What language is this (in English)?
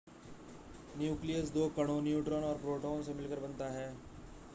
Hindi